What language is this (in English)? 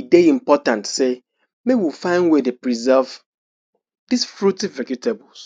Nigerian Pidgin